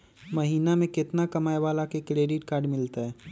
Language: Magahi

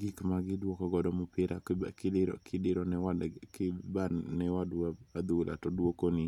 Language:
Luo (Kenya and Tanzania)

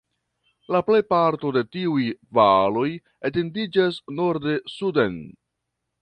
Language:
Esperanto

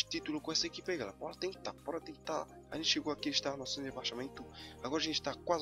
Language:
Portuguese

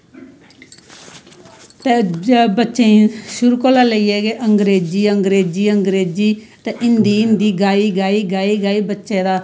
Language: Dogri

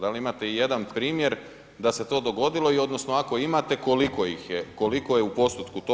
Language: Croatian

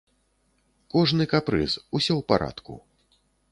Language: Belarusian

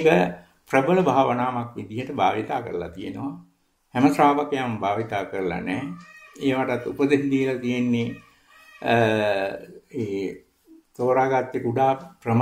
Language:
Italian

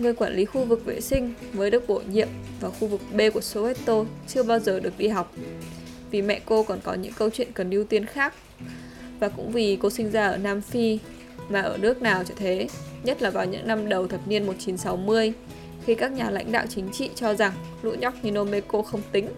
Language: Vietnamese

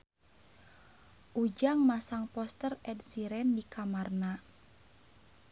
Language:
Sundanese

